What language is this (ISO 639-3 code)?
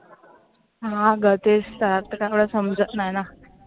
mar